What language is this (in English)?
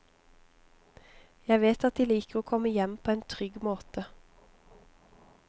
Norwegian